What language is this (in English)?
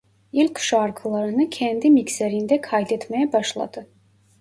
Turkish